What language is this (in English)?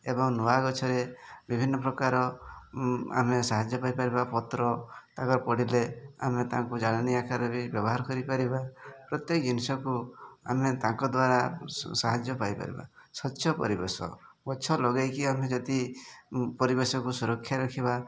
Odia